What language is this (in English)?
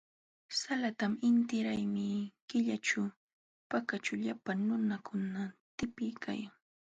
Jauja Wanca Quechua